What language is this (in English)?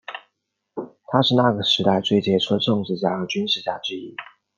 Chinese